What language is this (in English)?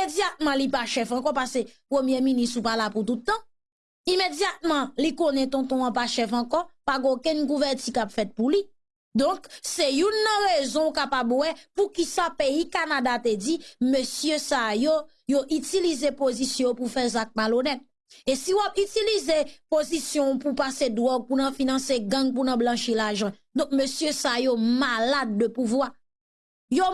French